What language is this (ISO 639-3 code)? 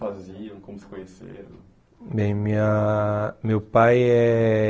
por